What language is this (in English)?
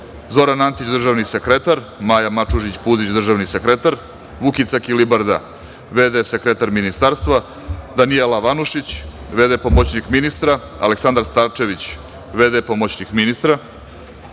Serbian